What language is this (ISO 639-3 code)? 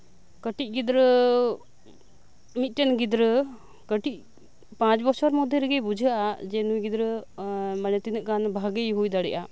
sat